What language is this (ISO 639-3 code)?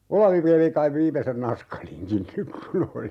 fin